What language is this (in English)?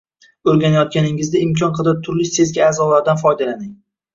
Uzbek